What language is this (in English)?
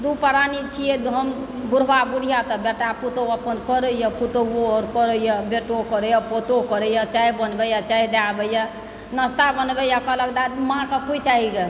Maithili